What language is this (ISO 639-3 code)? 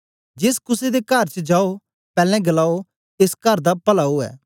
doi